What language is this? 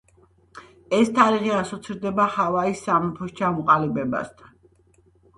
Georgian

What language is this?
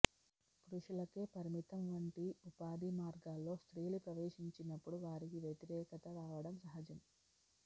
Telugu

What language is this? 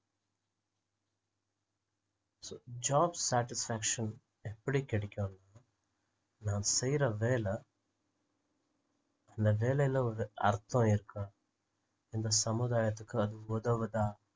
Tamil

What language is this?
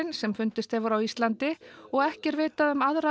Icelandic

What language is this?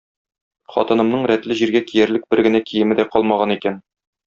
Tatar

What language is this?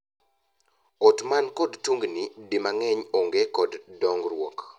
Luo (Kenya and Tanzania)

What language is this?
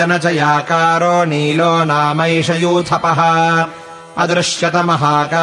Kannada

